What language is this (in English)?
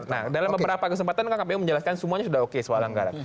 Indonesian